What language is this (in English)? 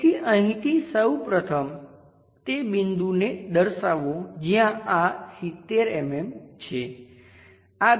Gujarati